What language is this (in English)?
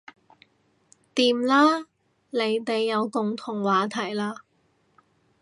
Cantonese